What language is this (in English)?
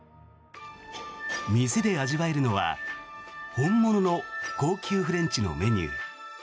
Japanese